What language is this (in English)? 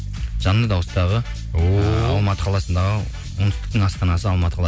Kazakh